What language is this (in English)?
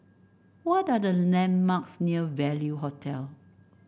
English